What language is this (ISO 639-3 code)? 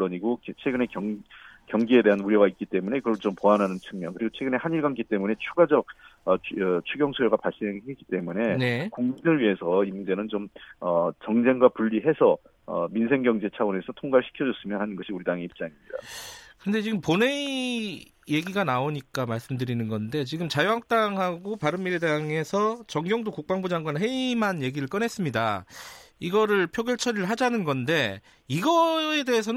kor